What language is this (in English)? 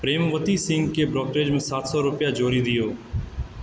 Maithili